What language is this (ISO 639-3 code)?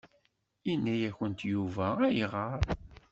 kab